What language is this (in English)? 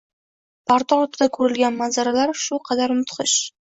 Uzbek